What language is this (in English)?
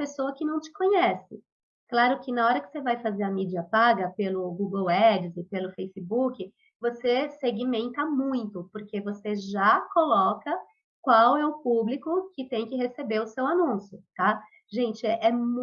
Portuguese